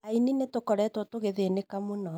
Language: Kikuyu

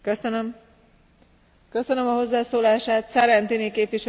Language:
Dutch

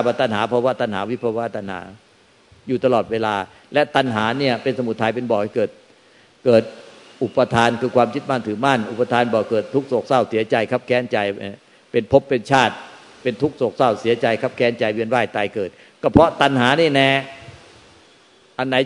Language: Thai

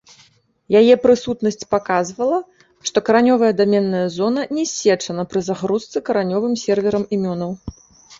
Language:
Belarusian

